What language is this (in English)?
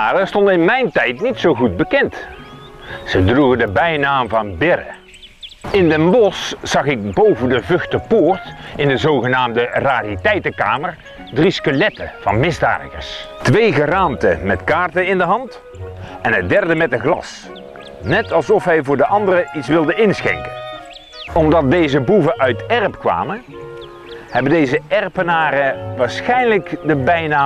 Dutch